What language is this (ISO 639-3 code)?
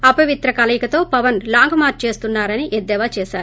tel